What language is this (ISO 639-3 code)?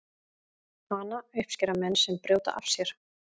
isl